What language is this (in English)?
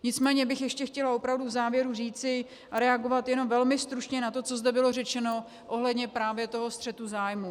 Czech